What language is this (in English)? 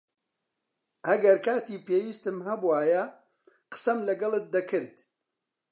Central Kurdish